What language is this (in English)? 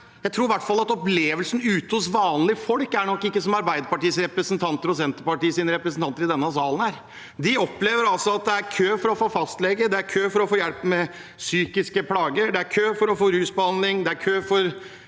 Norwegian